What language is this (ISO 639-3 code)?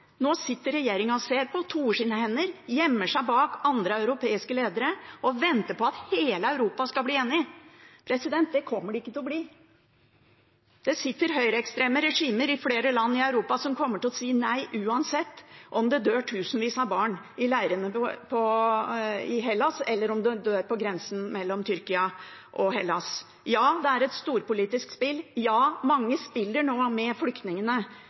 nob